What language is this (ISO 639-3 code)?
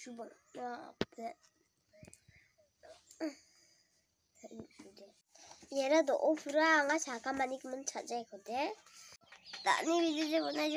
ind